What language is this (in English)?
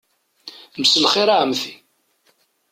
Kabyle